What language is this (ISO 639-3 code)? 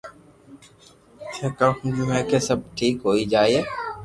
lrk